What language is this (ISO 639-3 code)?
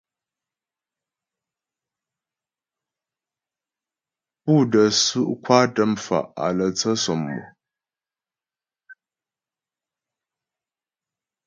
bbj